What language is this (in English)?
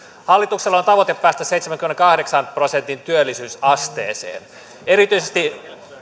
Finnish